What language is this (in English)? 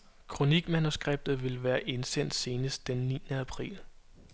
Danish